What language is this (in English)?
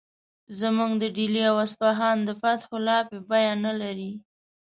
Pashto